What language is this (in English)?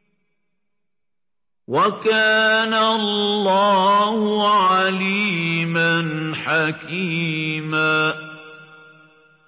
Arabic